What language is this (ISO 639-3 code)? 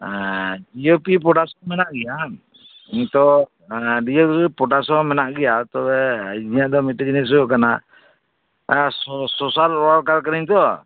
sat